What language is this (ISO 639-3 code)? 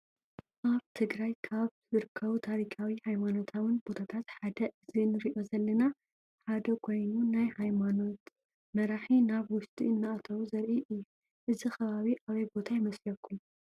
tir